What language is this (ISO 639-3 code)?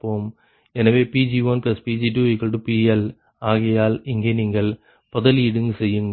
tam